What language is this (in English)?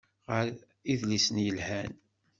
Kabyle